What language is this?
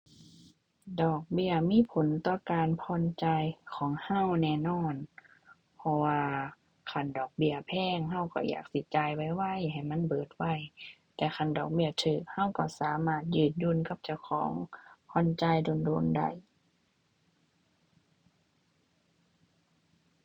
Thai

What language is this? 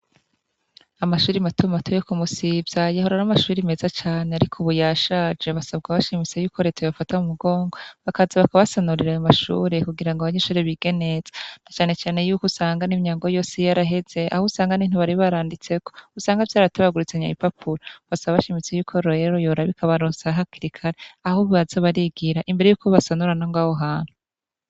Rundi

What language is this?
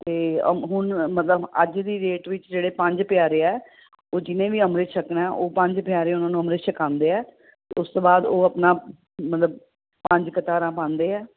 Punjabi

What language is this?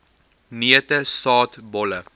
Afrikaans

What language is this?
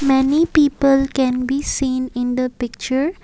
English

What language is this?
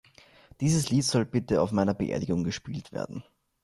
German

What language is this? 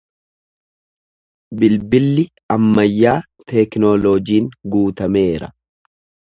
Oromo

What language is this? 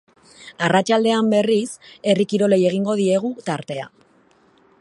Basque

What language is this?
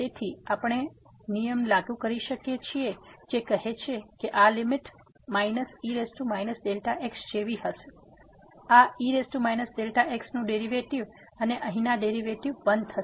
Gujarati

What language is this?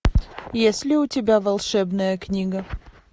Russian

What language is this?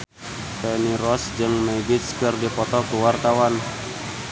Sundanese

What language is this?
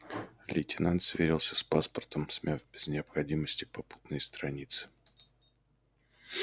Russian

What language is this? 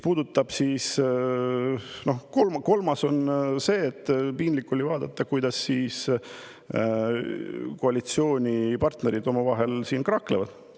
Estonian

